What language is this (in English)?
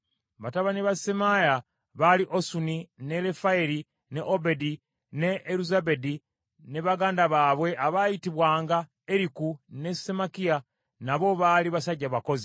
Ganda